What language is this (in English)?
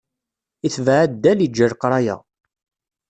Kabyle